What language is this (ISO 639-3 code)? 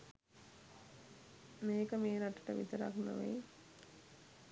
sin